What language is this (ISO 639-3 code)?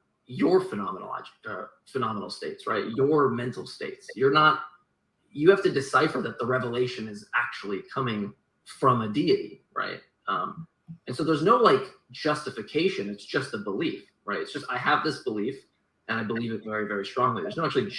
eng